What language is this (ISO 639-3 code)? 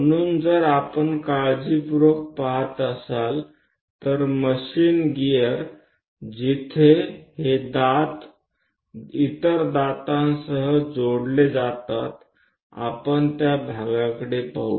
mar